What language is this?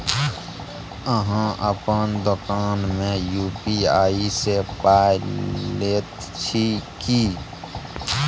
Maithili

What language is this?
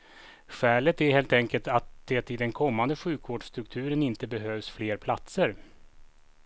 Swedish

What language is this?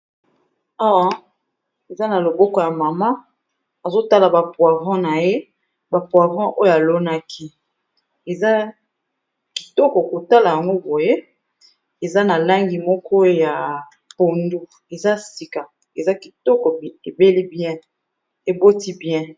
Lingala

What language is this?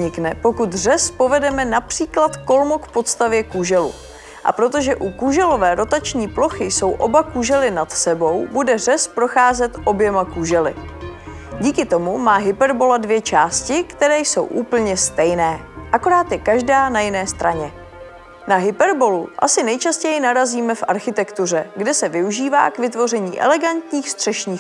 Czech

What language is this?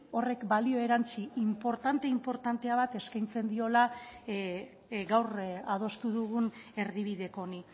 Basque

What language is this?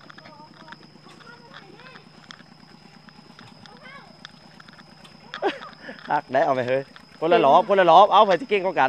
Thai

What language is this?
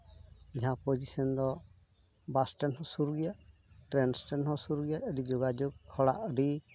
Santali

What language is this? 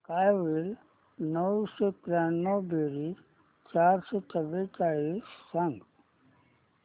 Marathi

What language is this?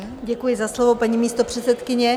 Czech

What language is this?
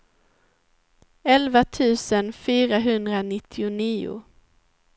Swedish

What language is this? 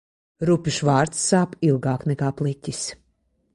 Latvian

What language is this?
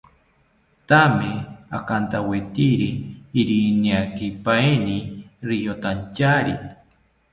South Ucayali Ashéninka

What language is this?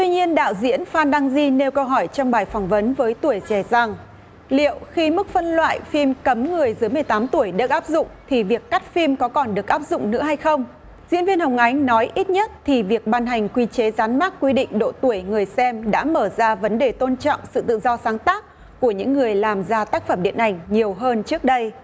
Vietnamese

